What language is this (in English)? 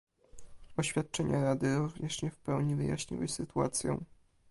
Polish